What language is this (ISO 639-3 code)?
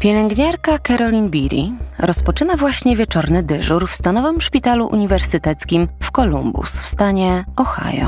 pol